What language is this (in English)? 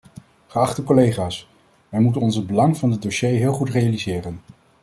Dutch